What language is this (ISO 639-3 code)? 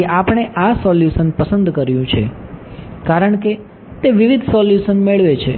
guj